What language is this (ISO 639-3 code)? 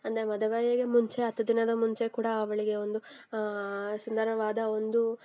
kan